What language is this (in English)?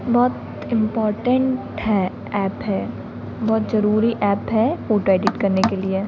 Hindi